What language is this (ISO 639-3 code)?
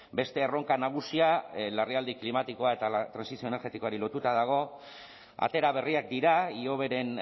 eus